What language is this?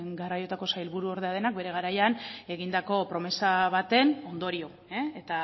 Basque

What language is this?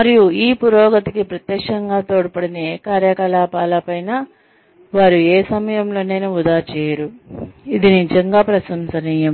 Telugu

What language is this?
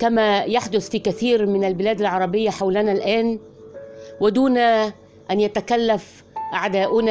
Arabic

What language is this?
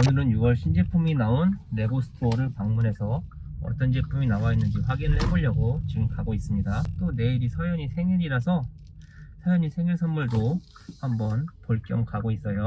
Korean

